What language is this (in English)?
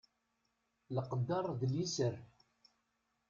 Kabyle